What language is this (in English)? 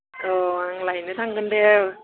Bodo